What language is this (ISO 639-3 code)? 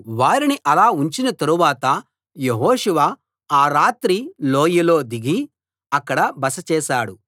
tel